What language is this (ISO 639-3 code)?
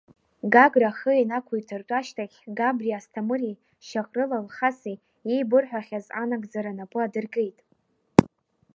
abk